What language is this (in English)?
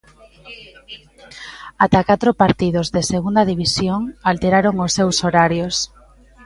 Galician